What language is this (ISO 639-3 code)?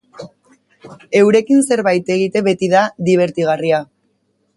eus